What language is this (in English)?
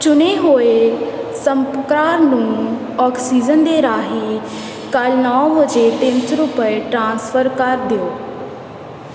Punjabi